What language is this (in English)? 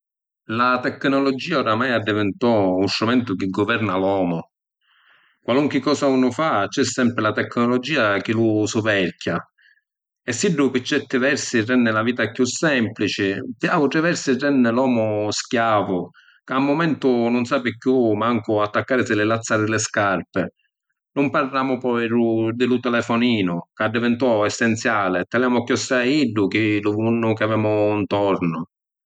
Sicilian